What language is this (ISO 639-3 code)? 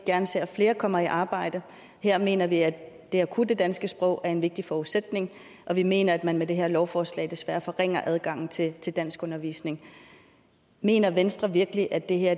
dan